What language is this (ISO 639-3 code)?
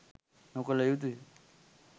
sin